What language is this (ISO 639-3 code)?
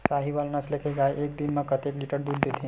hne